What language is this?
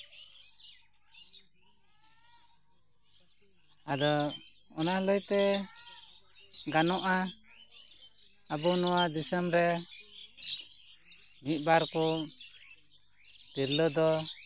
Santali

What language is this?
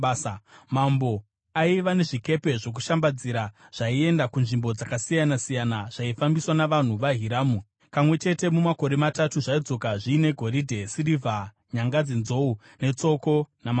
Shona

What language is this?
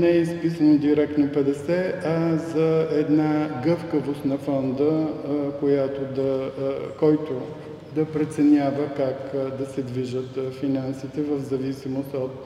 Bulgarian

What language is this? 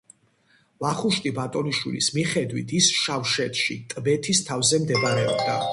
Georgian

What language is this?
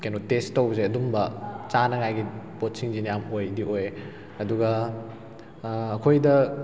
Manipuri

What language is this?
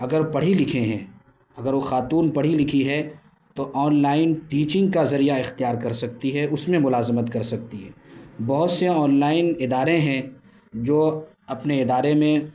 Urdu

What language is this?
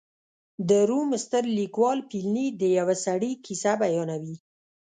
Pashto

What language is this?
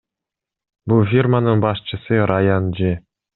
Kyrgyz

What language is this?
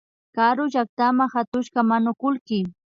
Imbabura Highland Quichua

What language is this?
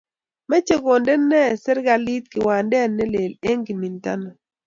Kalenjin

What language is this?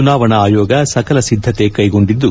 Kannada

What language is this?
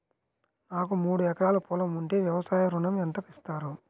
Telugu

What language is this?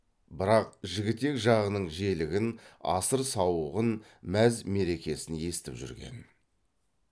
Kazakh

